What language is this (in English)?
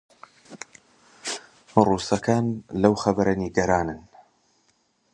Central Kurdish